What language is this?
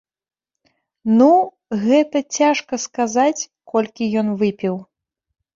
Belarusian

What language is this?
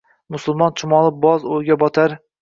Uzbek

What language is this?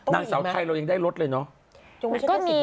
Thai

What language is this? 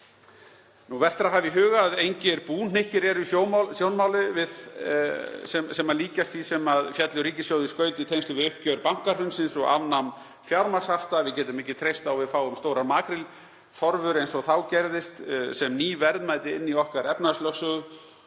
Icelandic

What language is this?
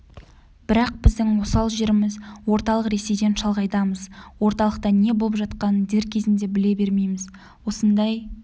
Kazakh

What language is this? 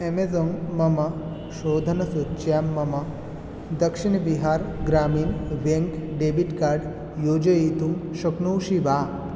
Sanskrit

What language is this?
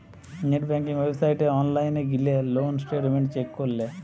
Bangla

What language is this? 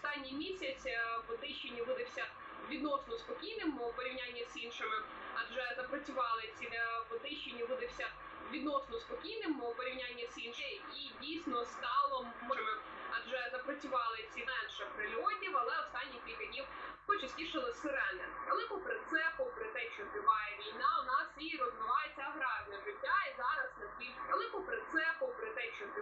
Ukrainian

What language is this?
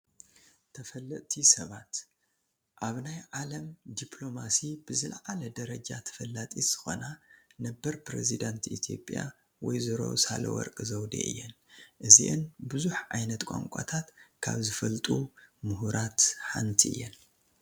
Tigrinya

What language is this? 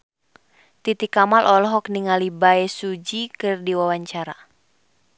Sundanese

